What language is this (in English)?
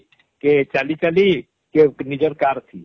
Odia